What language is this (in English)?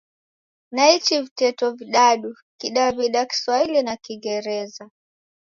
Taita